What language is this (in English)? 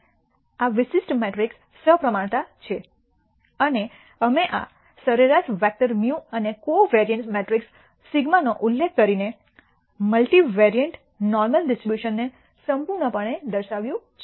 Gujarati